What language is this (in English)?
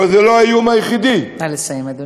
Hebrew